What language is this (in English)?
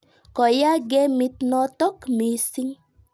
Kalenjin